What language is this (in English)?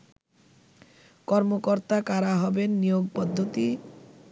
Bangla